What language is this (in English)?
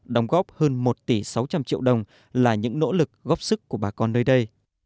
Vietnamese